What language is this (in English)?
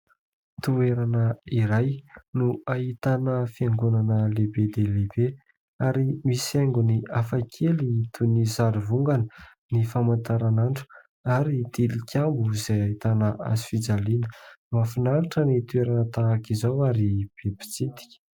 Malagasy